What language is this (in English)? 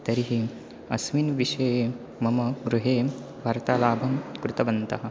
Sanskrit